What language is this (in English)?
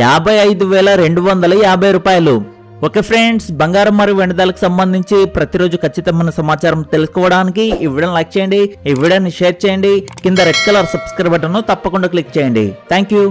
Hindi